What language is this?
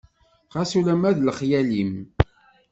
Kabyle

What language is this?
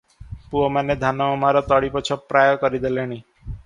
Odia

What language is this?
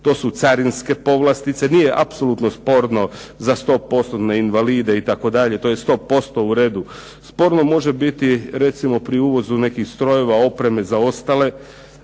Croatian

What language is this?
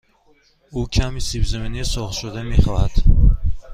Persian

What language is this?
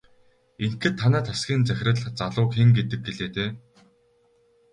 Mongolian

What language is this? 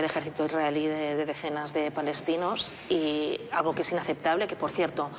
Spanish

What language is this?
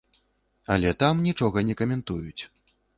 Belarusian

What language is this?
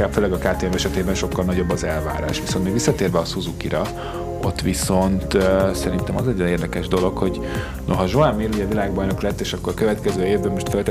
Hungarian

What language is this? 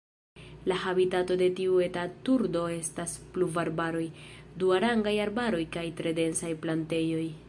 Esperanto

